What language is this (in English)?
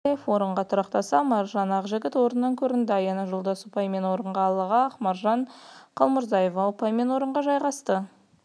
Kazakh